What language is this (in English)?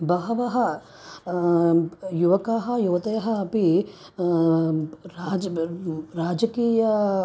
Sanskrit